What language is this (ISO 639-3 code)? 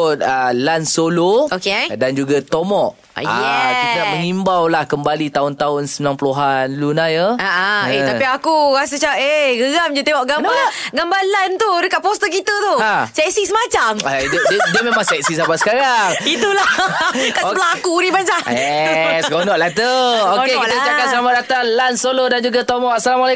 msa